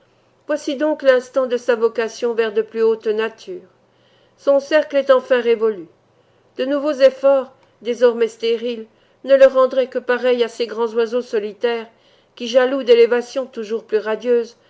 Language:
French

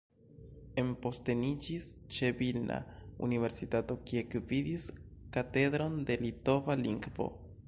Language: Esperanto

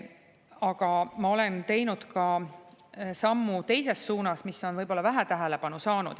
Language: Estonian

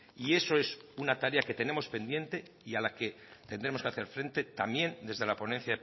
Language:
Spanish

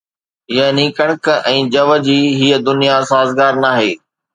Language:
Sindhi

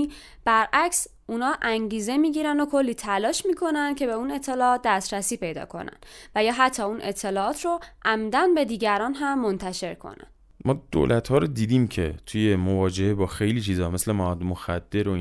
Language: Persian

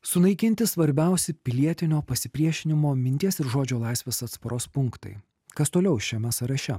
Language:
Lithuanian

